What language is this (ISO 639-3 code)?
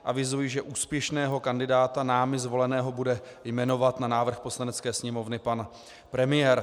ces